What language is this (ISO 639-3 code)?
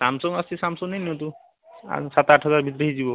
ori